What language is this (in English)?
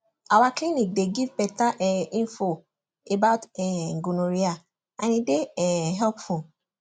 Nigerian Pidgin